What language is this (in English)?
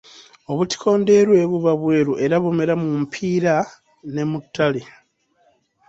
Ganda